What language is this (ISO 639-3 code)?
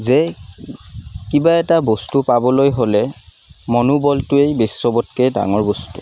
asm